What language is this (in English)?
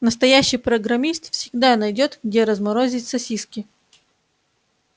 Russian